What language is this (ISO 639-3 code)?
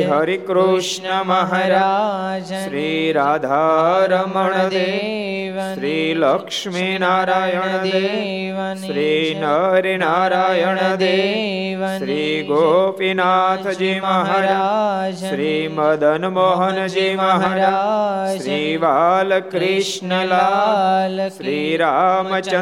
guj